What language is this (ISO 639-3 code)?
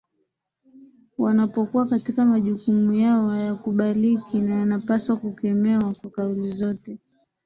swa